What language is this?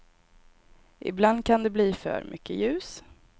Swedish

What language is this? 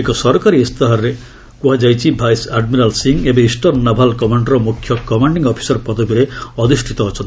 Odia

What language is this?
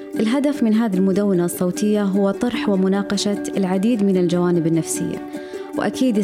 Arabic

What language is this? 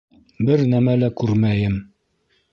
Bashkir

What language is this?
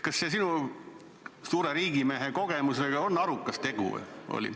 Estonian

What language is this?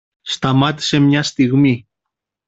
Greek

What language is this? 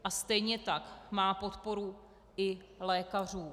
Czech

